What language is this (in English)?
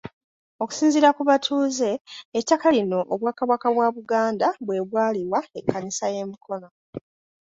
Ganda